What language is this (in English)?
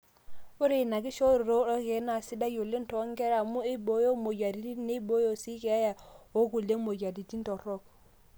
Masai